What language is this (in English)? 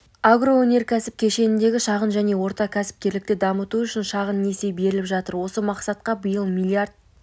Kazakh